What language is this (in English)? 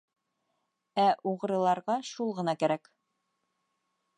Bashkir